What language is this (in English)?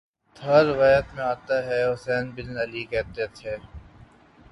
Urdu